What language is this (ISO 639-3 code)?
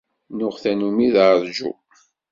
kab